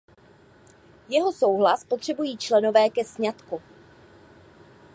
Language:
Czech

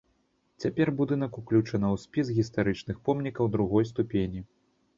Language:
Belarusian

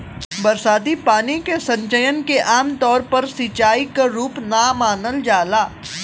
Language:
Bhojpuri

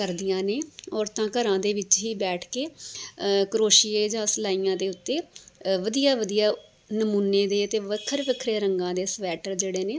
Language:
Punjabi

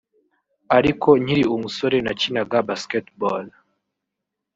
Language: Kinyarwanda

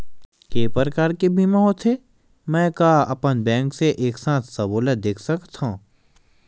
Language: Chhattisgarhi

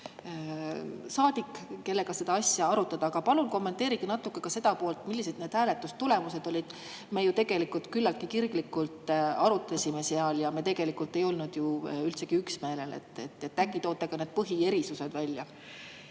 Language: Estonian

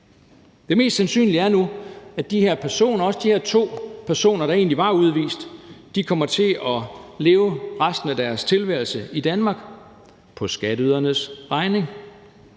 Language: Danish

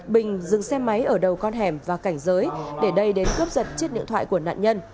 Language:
Vietnamese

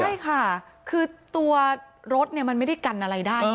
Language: Thai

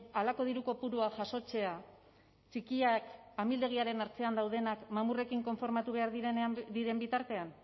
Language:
Basque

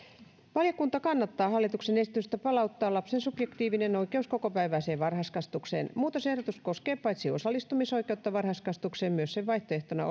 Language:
Finnish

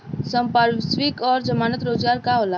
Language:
Bhojpuri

